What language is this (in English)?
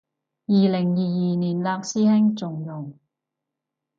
Cantonese